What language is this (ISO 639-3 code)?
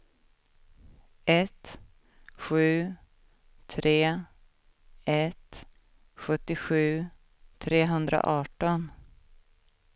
swe